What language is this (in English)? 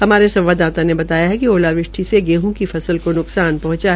Hindi